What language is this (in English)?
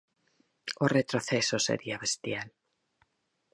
Galician